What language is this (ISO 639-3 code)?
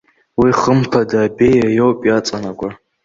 abk